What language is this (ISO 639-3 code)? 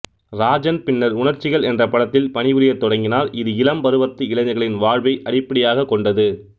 tam